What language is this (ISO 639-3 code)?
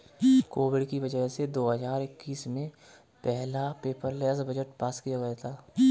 hin